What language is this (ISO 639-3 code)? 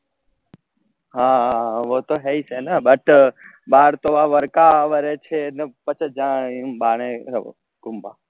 guj